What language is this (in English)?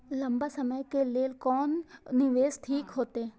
Maithili